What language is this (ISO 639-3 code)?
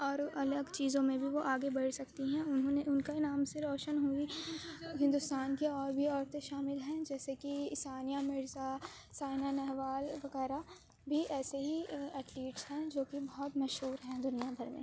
urd